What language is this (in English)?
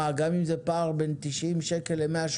Hebrew